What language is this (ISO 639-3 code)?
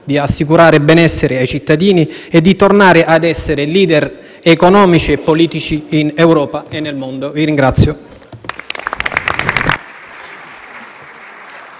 ita